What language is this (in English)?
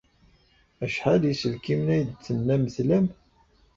Kabyle